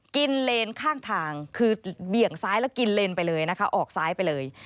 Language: Thai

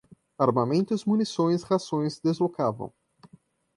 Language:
Portuguese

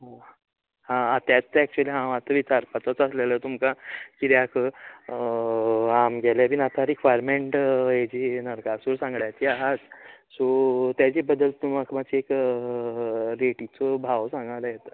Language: Konkani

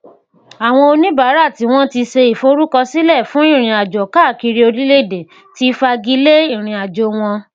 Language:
Yoruba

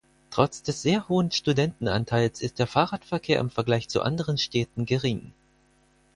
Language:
German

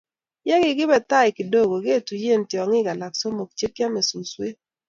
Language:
Kalenjin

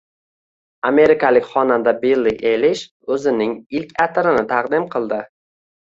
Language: Uzbek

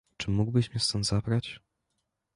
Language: Polish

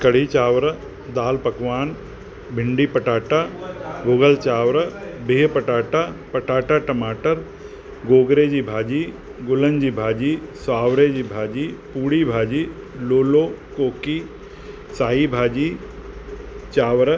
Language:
Sindhi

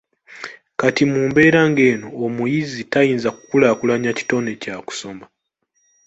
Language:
Ganda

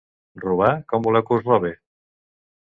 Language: Catalan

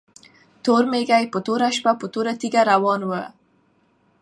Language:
Pashto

